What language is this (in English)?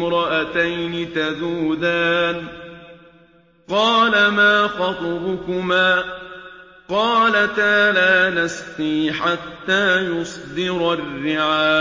Arabic